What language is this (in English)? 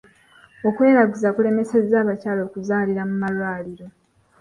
Ganda